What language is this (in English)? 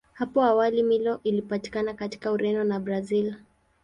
Swahili